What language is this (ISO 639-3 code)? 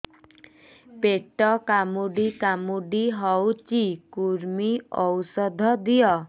ori